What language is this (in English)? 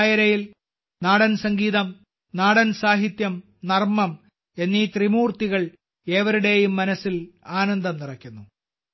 Malayalam